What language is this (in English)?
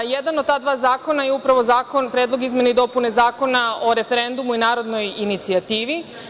Serbian